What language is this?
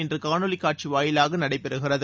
Tamil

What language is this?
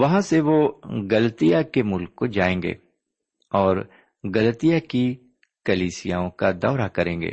Urdu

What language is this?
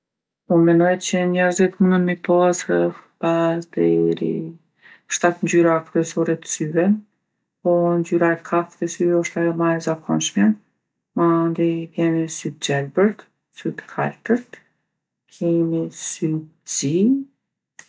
Gheg Albanian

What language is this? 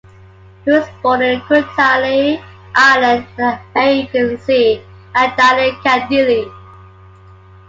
English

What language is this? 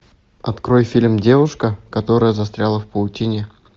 Russian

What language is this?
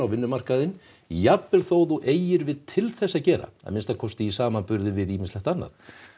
Icelandic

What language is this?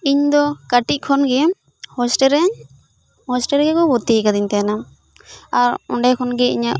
Santali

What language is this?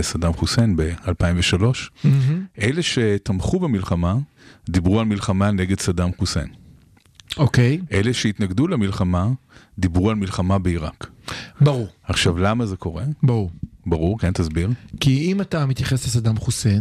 Hebrew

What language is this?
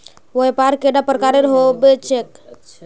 Magahi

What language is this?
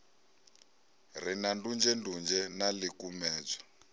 Venda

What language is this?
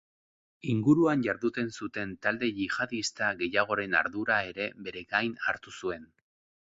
Basque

